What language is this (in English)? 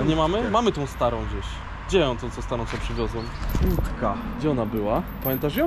Polish